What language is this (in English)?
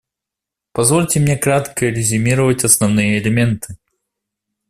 Russian